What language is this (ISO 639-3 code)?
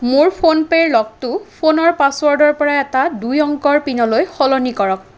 asm